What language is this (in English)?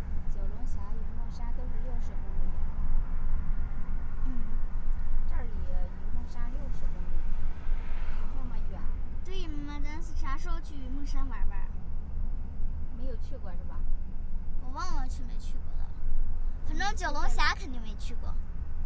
Chinese